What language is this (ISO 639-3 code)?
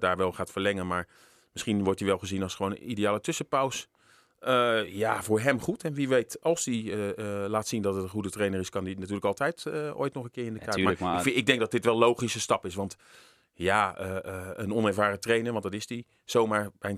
nld